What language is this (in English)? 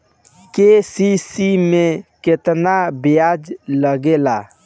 Bhojpuri